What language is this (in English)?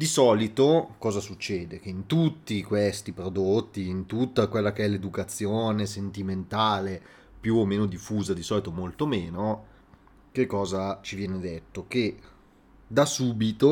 Italian